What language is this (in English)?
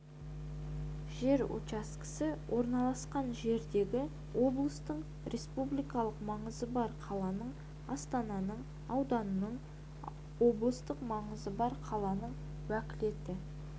Kazakh